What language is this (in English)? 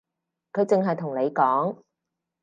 Cantonese